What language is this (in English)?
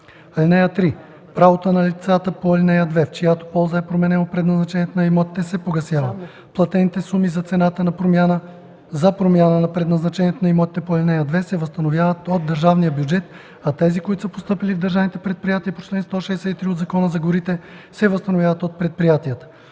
Bulgarian